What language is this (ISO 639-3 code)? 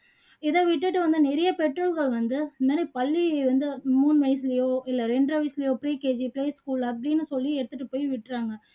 tam